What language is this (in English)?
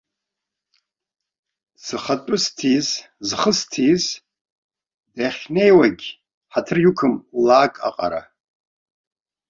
Abkhazian